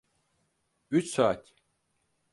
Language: Turkish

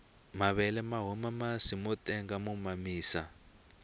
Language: Tsonga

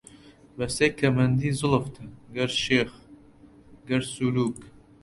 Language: Central Kurdish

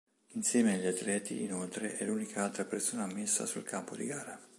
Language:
Italian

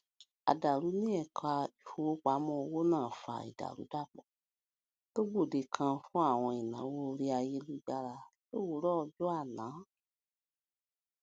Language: Yoruba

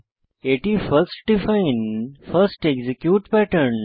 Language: Bangla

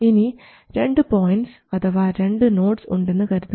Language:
Malayalam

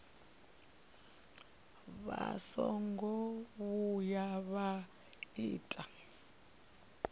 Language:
Venda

